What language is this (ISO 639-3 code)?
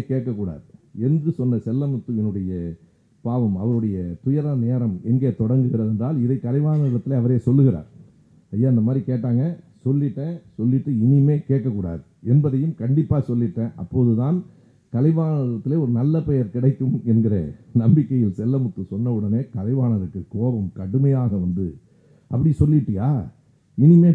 tam